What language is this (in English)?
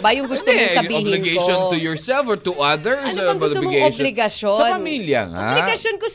Filipino